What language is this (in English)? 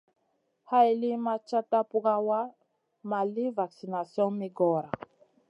Masana